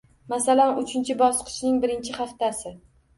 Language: Uzbek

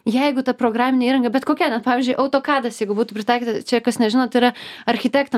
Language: Lithuanian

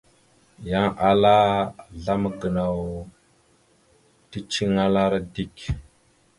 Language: Mada (Cameroon)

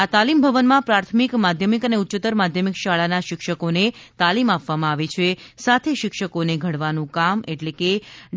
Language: Gujarati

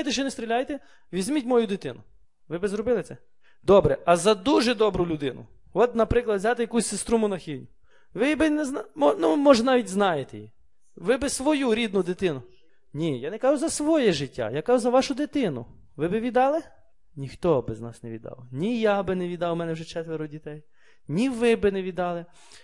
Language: Ukrainian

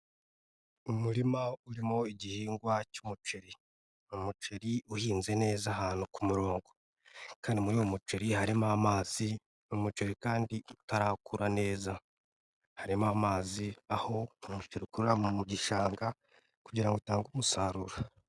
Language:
Kinyarwanda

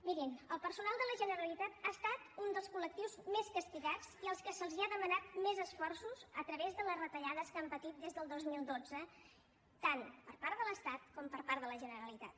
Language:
Catalan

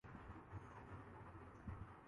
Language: Urdu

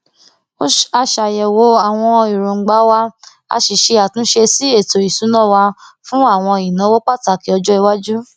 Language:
Yoruba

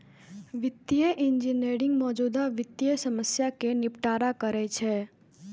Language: Maithili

